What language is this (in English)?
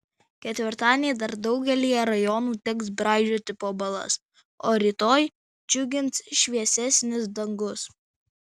Lithuanian